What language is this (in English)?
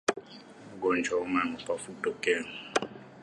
Swahili